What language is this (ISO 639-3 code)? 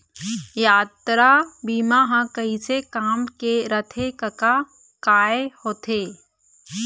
hne